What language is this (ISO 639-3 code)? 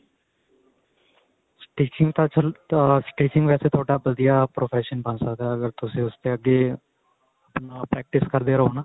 pan